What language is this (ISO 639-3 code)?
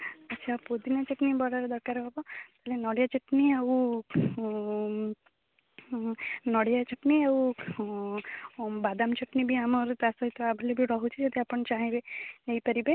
ori